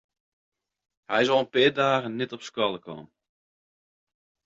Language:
Western Frisian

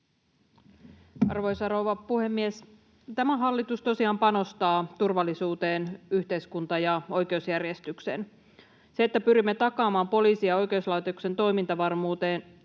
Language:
Finnish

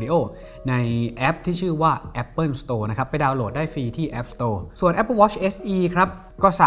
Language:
Thai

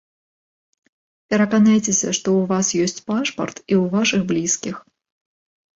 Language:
Belarusian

